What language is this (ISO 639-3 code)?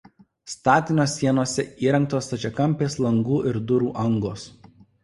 lit